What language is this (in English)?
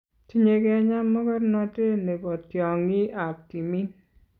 Kalenjin